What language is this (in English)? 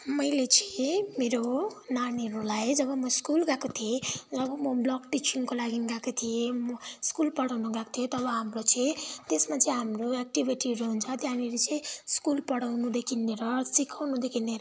Nepali